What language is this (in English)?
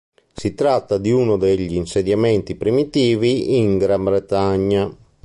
Italian